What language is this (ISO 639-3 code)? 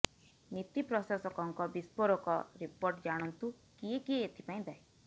ori